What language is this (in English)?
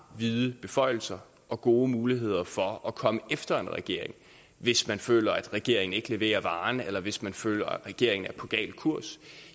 Danish